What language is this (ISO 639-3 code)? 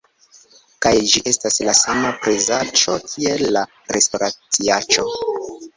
epo